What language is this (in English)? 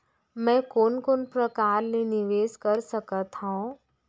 Chhattisgarhi